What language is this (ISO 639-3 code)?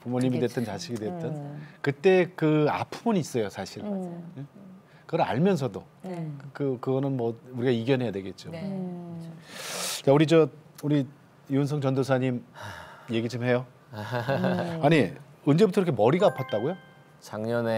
kor